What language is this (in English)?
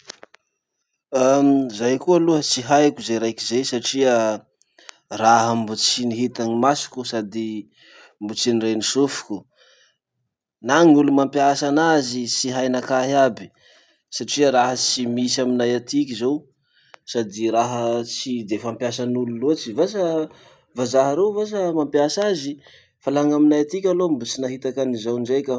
Masikoro Malagasy